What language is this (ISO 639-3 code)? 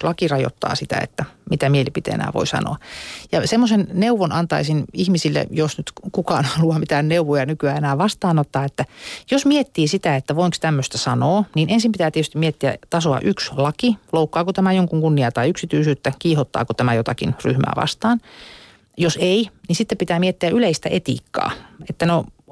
fin